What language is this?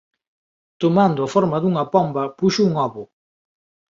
Galician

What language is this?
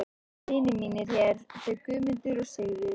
Icelandic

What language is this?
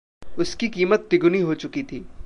Hindi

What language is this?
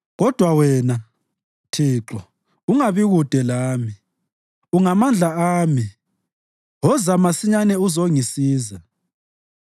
North Ndebele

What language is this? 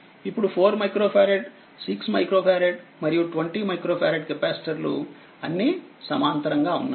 Telugu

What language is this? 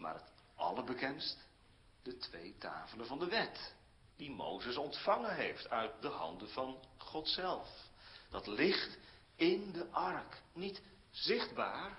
Dutch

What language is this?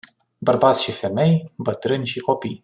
Romanian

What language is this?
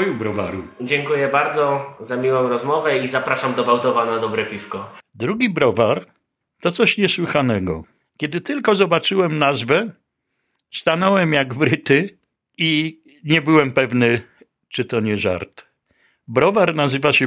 Polish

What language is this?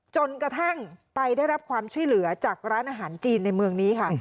Thai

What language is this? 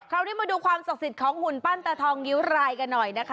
Thai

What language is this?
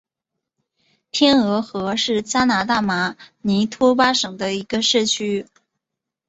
Chinese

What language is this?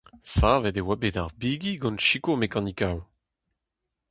Breton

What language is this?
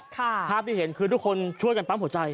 Thai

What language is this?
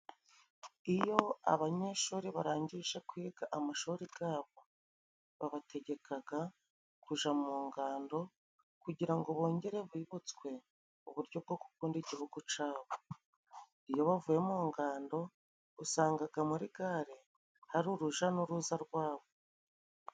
Kinyarwanda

